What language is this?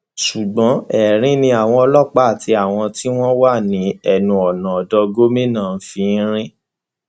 Yoruba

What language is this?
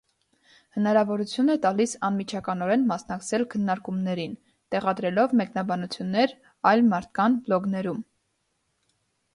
Armenian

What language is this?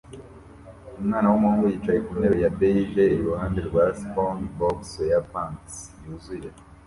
Kinyarwanda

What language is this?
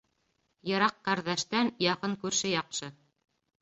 Bashkir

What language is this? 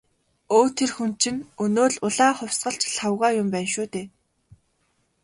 Mongolian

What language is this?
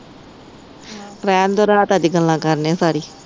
Punjabi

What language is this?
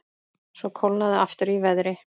Icelandic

